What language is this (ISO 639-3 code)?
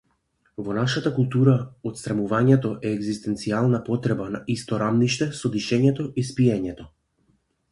mkd